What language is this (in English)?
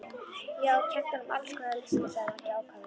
Icelandic